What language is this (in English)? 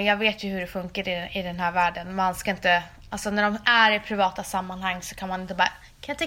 Swedish